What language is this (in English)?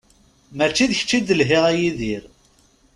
Kabyle